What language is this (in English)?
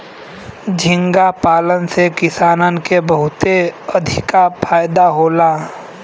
Bhojpuri